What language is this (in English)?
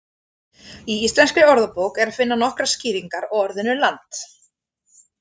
Icelandic